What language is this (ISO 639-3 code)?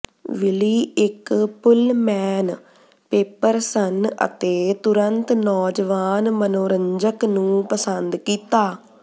pan